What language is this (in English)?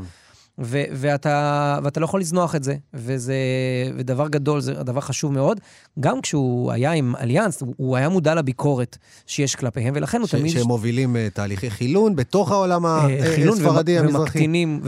Hebrew